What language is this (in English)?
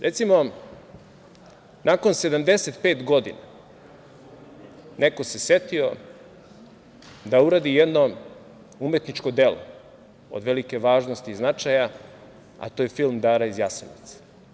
Serbian